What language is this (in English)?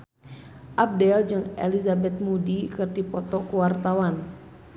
Sundanese